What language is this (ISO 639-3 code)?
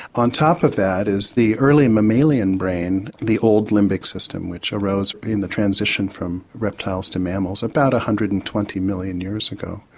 eng